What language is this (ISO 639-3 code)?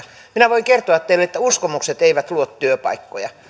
fin